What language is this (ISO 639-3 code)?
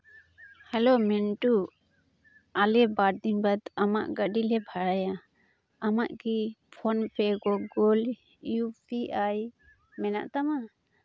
sat